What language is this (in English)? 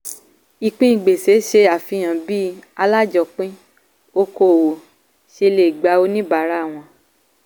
Yoruba